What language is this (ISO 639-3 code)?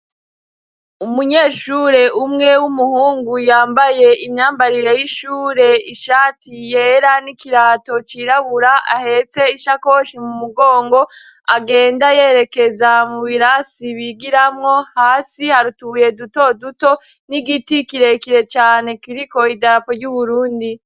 run